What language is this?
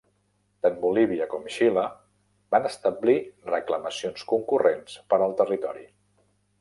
Catalan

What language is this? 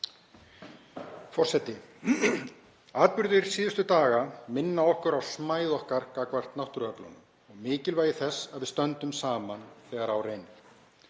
Icelandic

